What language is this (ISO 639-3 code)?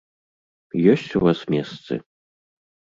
bel